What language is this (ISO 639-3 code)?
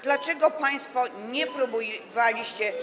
pol